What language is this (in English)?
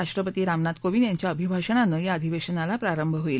Marathi